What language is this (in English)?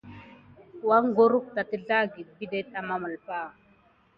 Gidar